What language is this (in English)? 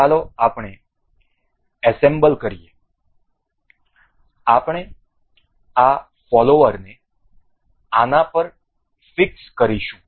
Gujarati